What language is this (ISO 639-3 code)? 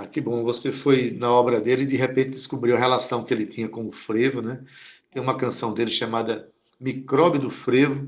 por